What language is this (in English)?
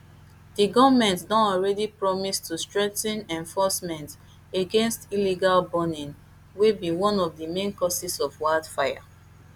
Nigerian Pidgin